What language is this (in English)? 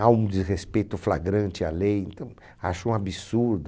Portuguese